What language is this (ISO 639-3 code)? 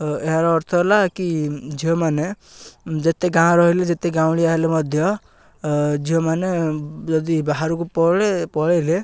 ori